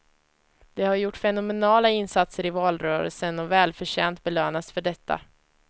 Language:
Swedish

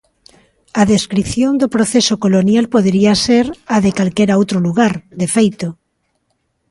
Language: Galician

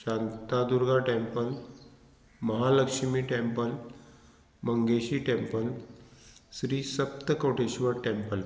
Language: Konkani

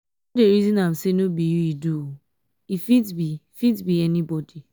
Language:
Nigerian Pidgin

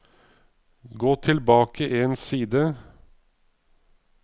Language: Norwegian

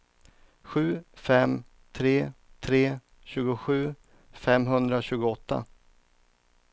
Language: Swedish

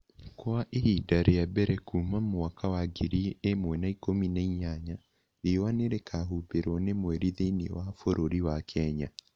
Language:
Kikuyu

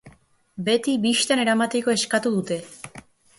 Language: Basque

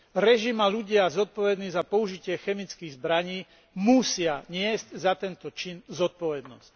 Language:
Slovak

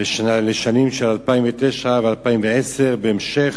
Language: Hebrew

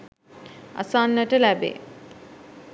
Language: Sinhala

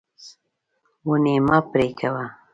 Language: Pashto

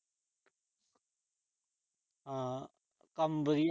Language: Punjabi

